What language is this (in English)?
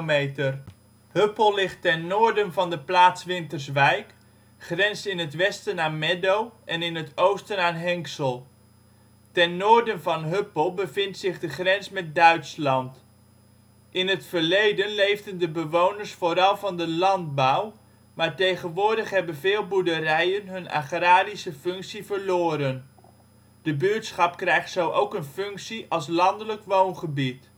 Dutch